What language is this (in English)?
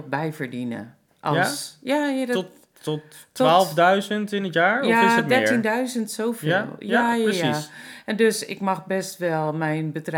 Dutch